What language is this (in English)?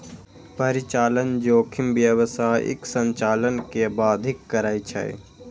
Maithili